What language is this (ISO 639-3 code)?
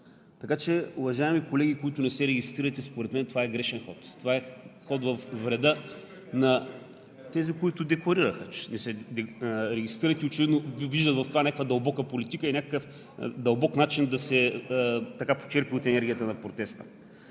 bul